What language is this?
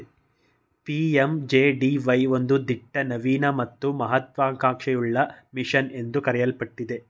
Kannada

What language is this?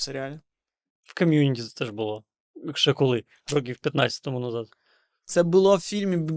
Ukrainian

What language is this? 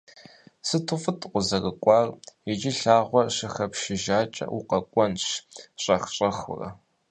Kabardian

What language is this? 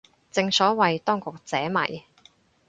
Cantonese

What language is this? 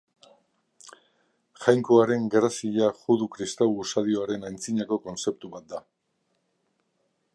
Basque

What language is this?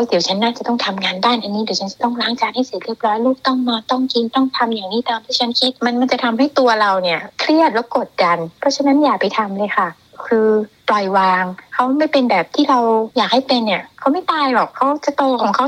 Thai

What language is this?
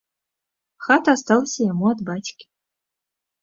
Belarusian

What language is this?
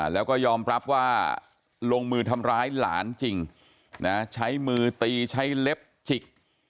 Thai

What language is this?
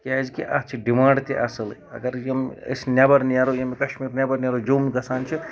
Kashmiri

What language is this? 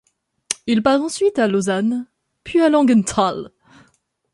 French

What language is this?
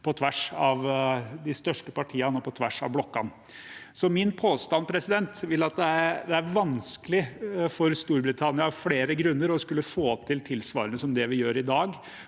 Norwegian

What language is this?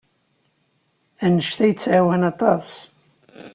Kabyle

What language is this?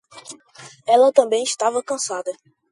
Portuguese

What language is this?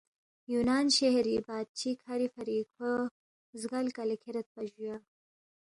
Balti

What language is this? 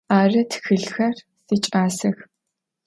Adyghe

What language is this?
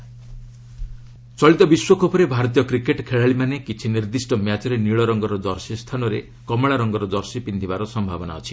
Odia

